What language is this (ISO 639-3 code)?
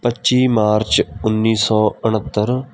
pan